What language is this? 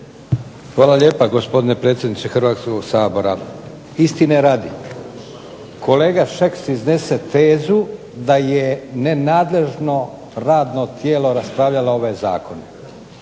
Croatian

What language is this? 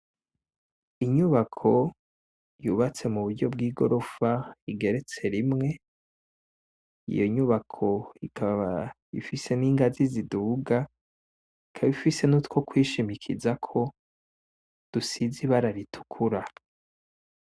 Rundi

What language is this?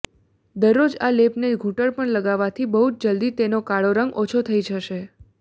Gujarati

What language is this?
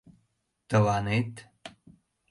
Mari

